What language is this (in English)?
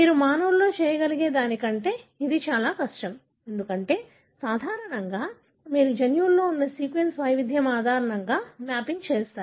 Telugu